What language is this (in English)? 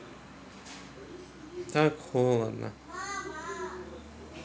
Russian